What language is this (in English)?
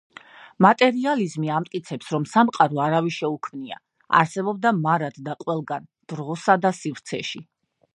Georgian